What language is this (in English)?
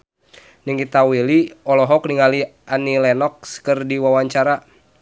Sundanese